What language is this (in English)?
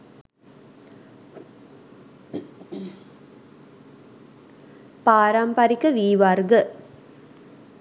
Sinhala